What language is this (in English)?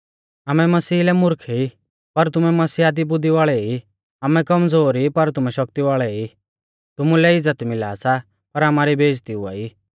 Mahasu Pahari